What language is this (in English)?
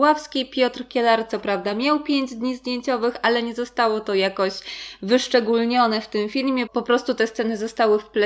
Polish